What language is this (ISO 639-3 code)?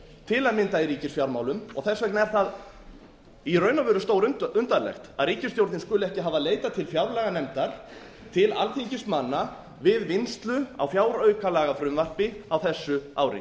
isl